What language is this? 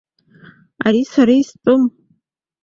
Abkhazian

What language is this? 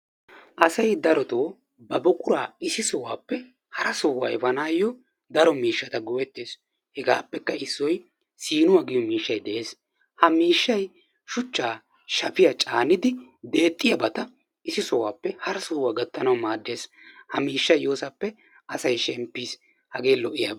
Wolaytta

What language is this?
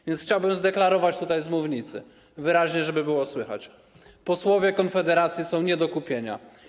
Polish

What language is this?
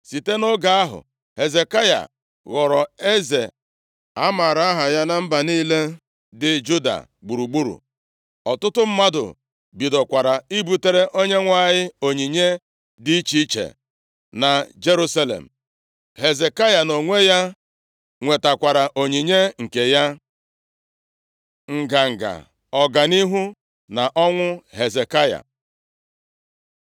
Igbo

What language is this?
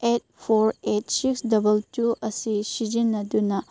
Manipuri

